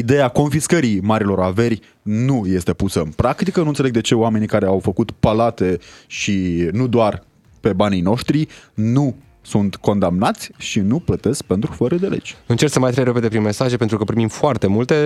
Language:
Romanian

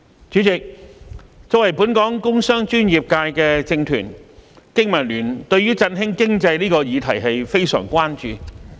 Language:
Cantonese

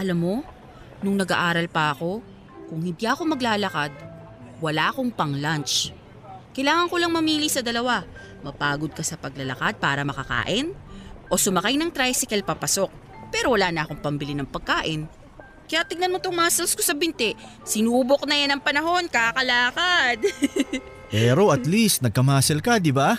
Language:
Filipino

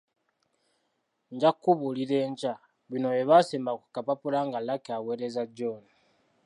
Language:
Ganda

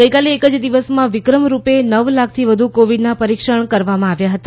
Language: Gujarati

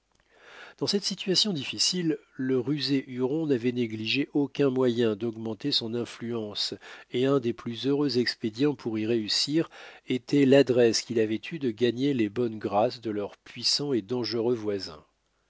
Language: French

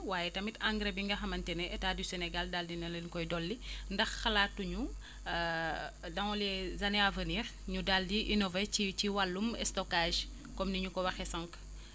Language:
Wolof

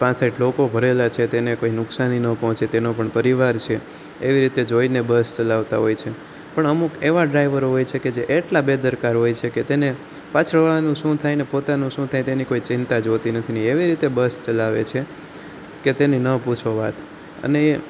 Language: Gujarati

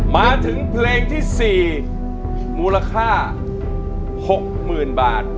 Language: Thai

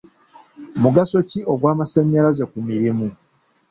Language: Ganda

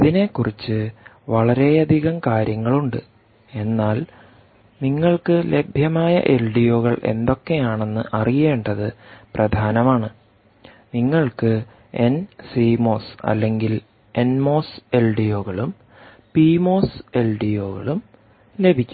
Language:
Malayalam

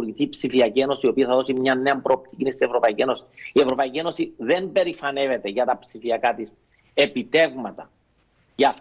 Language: Greek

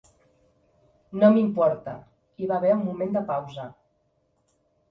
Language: Catalan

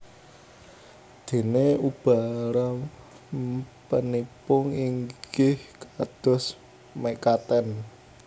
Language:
Javanese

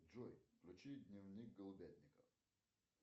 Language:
Russian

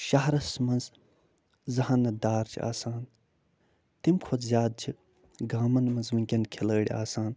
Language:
Kashmiri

